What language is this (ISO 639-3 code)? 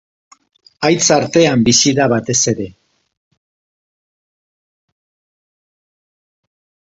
eus